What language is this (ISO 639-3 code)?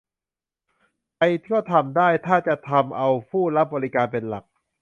tha